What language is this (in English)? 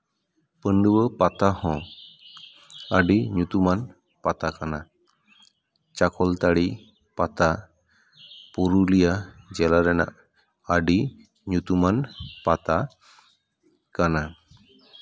Santali